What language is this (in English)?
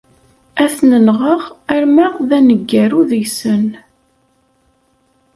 Kabyle